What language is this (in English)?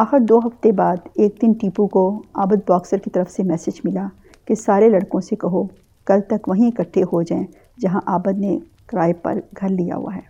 Urdu